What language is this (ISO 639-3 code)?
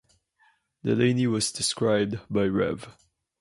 eng